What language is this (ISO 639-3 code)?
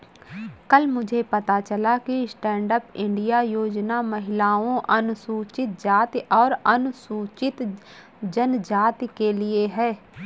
hin